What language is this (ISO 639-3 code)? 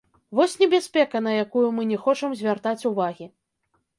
bel